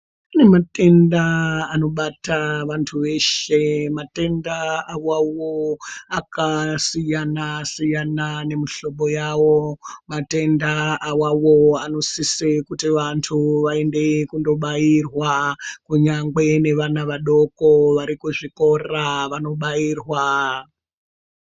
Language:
Ndau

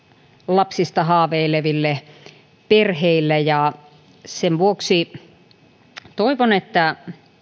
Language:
Finnish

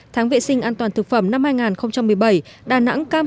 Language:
Vietnamese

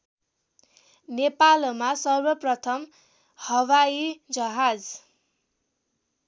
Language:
Nepali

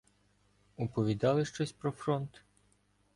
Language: Ukrainian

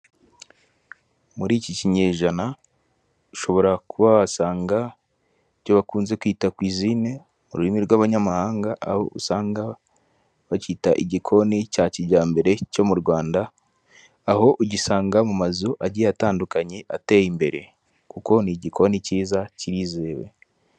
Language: Kinyarwanda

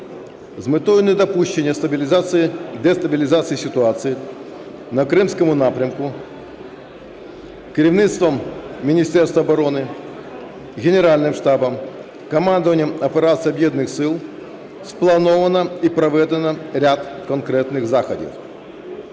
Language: Ukrainian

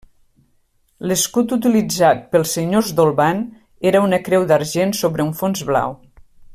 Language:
Catalan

